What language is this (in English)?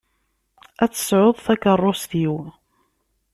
Kabyle